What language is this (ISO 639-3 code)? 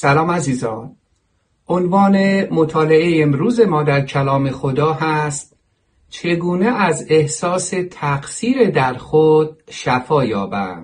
fas